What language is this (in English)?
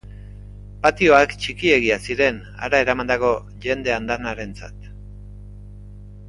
Basque